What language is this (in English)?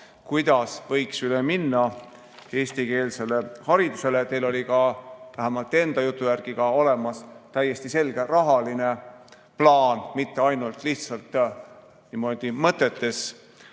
Estonian